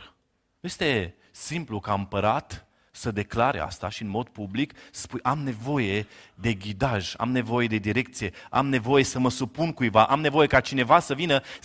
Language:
Romanian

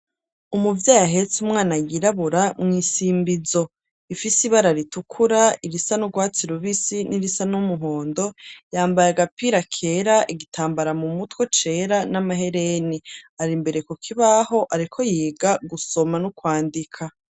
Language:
Rundi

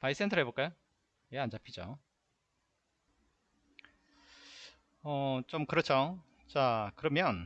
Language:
Korean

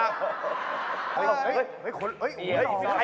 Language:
Thai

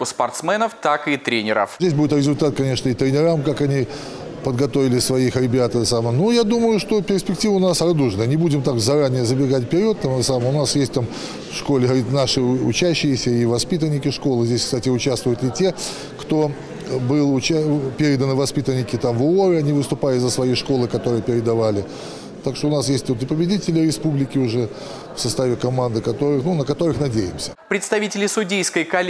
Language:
Russian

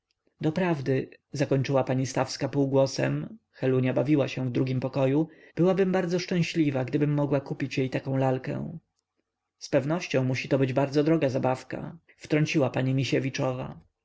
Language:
Polish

